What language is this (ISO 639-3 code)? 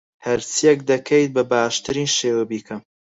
ckb